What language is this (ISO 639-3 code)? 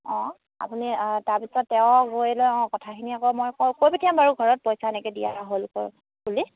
asm